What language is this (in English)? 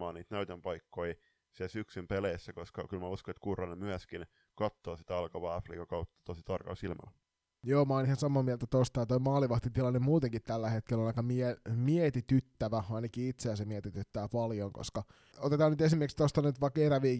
Finnish